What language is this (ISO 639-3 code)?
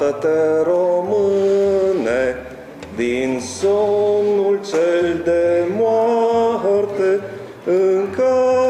ron